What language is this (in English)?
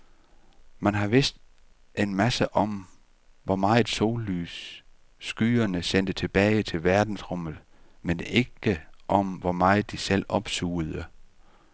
Danish